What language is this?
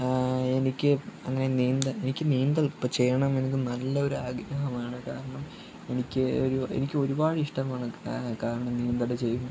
Malayalam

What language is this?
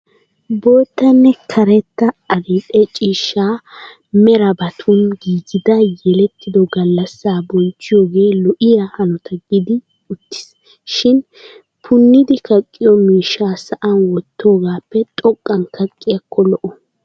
Wolaytta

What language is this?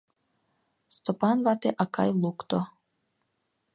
Mari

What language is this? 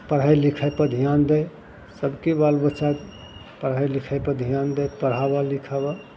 Maithili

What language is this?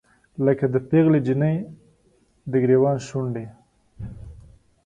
Pashto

